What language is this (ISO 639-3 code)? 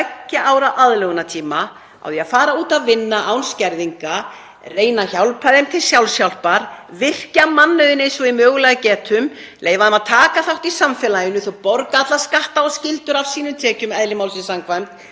isl